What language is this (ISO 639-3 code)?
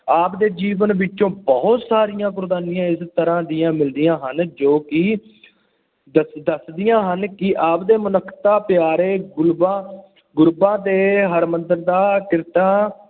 pan